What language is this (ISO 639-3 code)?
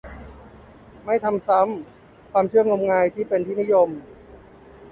tha